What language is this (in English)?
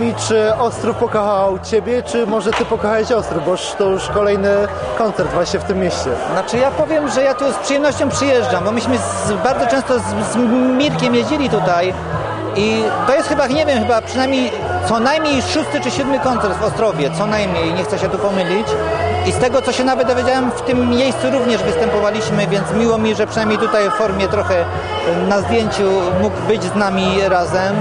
Polish